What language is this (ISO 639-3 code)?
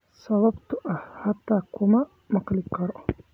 som